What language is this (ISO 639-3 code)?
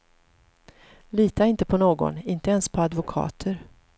swe